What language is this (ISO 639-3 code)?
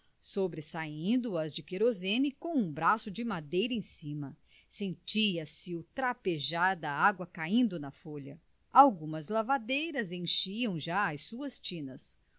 por